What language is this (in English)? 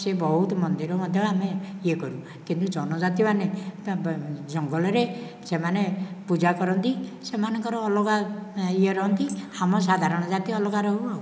Odia